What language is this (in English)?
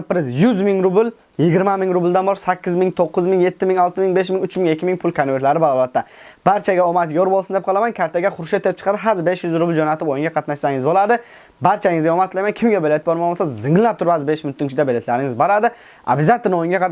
Turkish